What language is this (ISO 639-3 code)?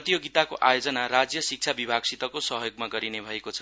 nep